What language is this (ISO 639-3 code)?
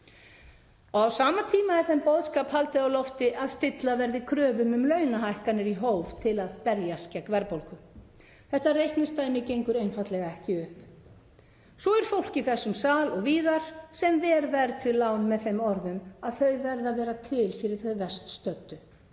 isl